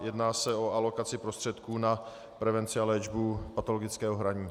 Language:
Czech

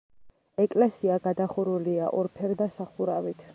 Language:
Georgian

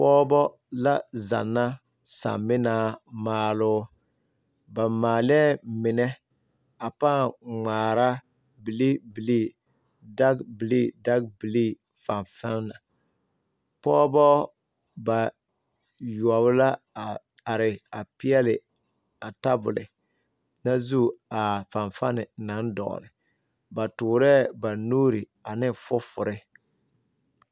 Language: Southern Dagaare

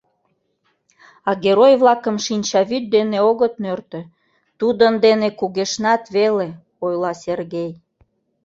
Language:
Mari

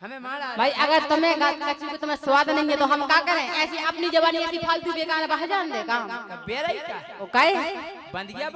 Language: Hindi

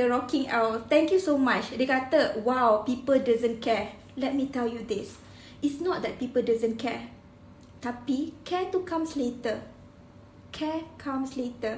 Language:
Malay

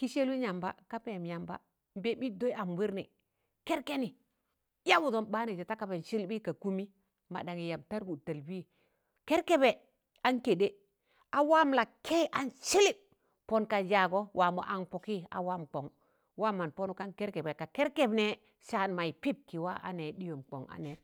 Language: Tangale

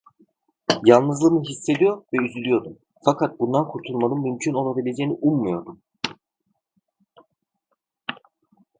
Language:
Turkish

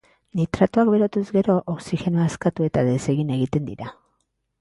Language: Basque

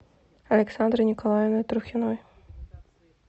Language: Russian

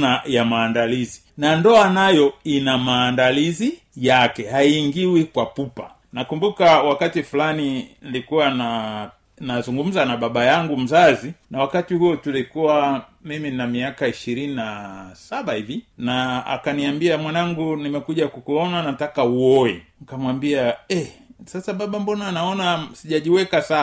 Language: Swahili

